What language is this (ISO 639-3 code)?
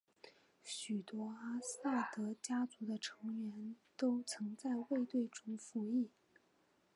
zho